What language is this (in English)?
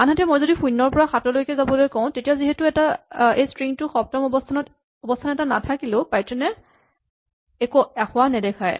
Assamese